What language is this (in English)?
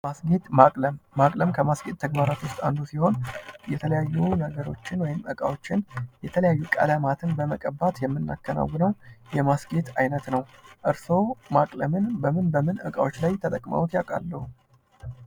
Amharic